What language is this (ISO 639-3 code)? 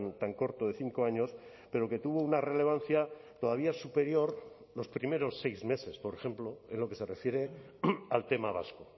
spa